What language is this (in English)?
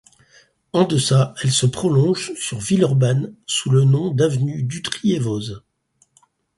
French